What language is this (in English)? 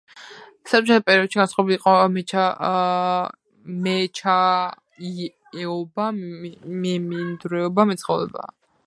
Georgian